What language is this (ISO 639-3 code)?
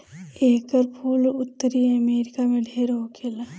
bho